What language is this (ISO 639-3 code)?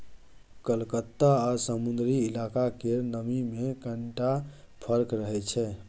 mai